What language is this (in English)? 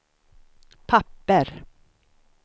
Swedish